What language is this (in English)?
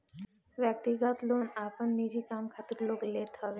Bhojpuri